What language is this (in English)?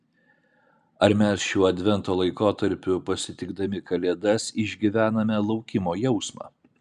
Lithuanian